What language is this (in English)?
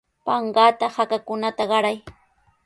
Sihuas Ancash Quechua